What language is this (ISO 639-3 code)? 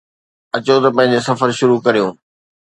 snd